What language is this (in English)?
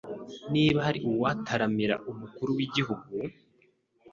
Kinyarwanda